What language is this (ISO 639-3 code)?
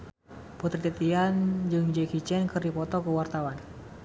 sun